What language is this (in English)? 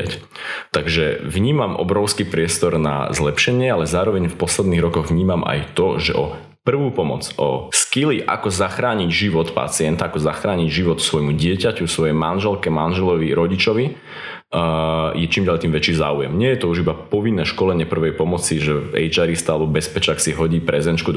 Slovak